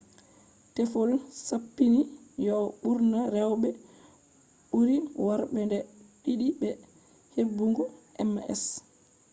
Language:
Fula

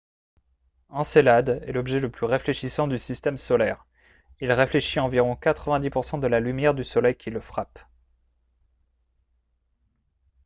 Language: French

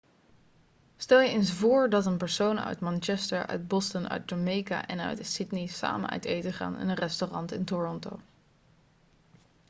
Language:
Dutch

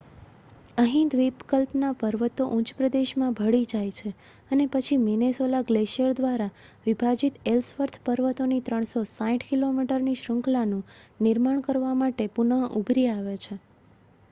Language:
Gujarati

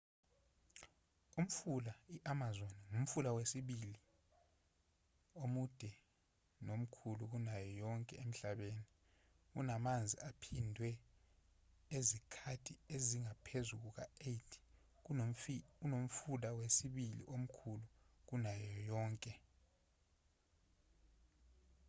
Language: Zulu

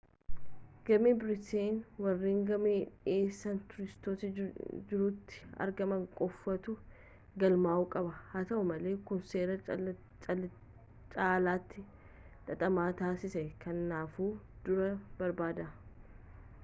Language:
Oromo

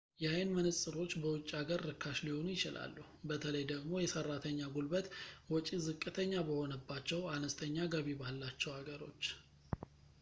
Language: Amharic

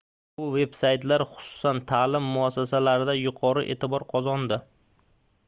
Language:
Uzbek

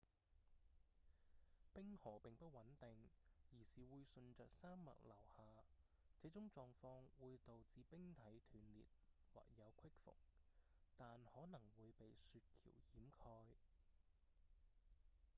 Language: Cantonese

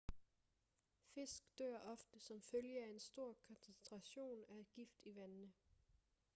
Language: Danish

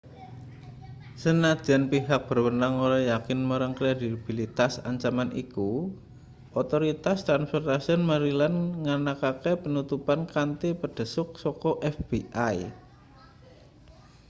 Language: Javanese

